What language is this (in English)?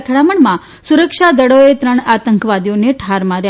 Gujarati